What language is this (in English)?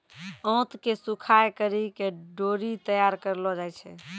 Maithili